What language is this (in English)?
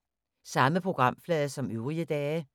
Danish